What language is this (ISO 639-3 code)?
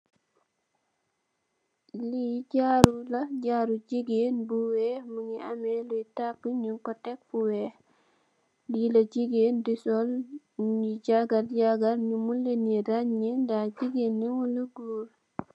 wol